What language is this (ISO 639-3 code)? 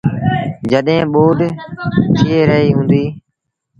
sbn